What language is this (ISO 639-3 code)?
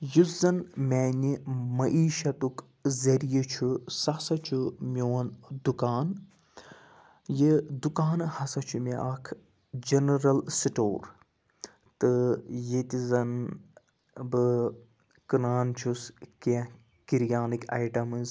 kas